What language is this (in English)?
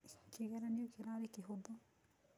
Kikuyu